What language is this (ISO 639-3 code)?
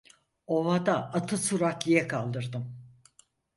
tur